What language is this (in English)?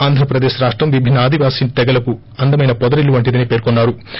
Telugu